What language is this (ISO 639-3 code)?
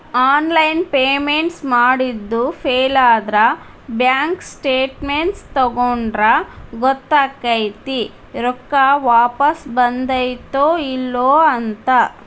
kan